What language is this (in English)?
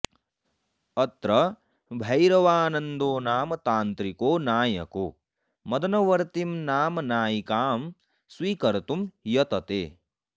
Sanskrit